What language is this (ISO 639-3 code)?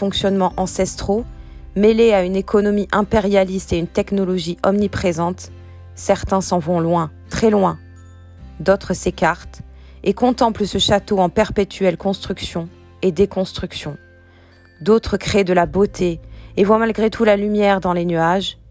fra